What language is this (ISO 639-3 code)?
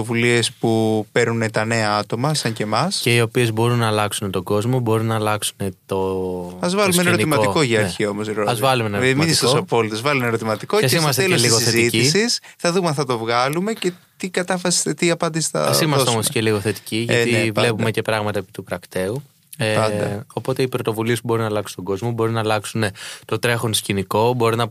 ell